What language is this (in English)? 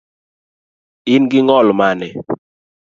Luo (Kenya and Tanzania)